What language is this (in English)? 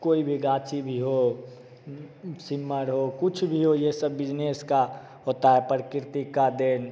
Hindi